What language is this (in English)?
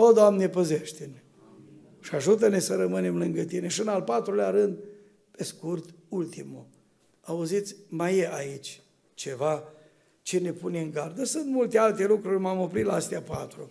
Romanian